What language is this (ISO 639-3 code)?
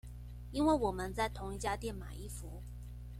zho